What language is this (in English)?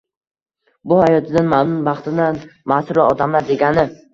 Uzbek